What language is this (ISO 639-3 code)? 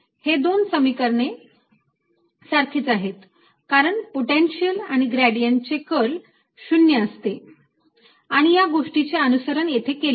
mar